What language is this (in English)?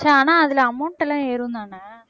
Tamil